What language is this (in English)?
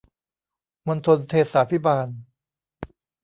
Thai